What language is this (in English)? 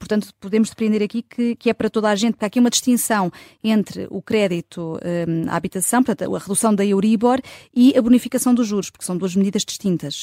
Portuguese